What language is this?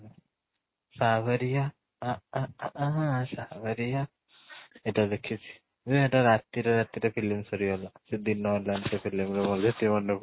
Odia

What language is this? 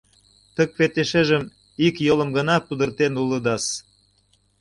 Mari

